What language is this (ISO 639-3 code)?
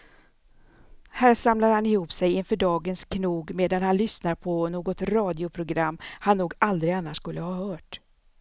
swe